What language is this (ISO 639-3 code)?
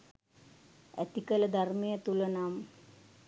sin